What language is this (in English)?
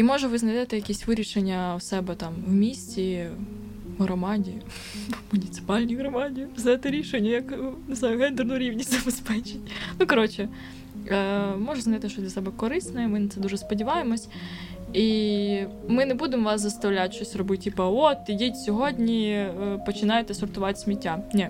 Ukrainian